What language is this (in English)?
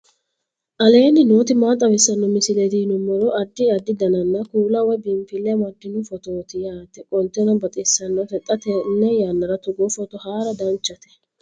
Sidamo